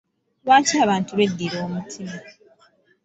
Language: Ganda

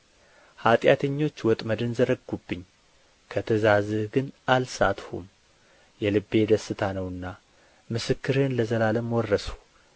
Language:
Amharic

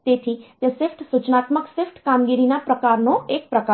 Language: Gujarati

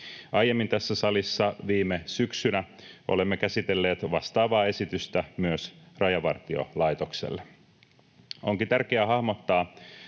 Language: Finnish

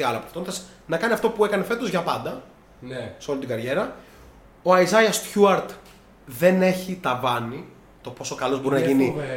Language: Greek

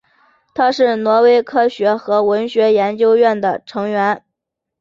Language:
Chinese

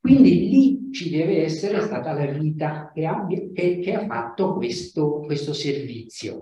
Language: Italian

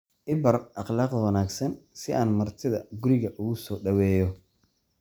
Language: Somali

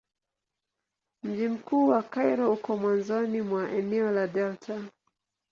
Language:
Swahili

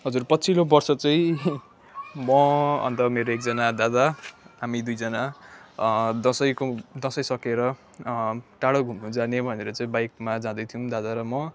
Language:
Nepali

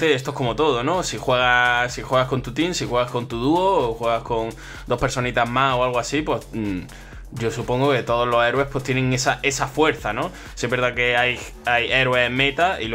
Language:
Spanish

